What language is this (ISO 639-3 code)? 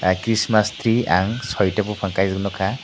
trp